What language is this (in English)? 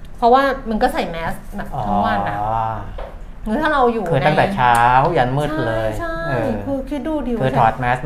Thai